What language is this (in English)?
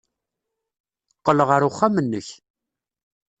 Kabyle